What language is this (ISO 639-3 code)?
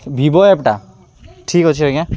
ori